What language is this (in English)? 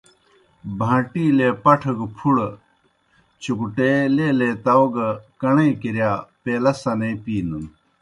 Kohistani Shina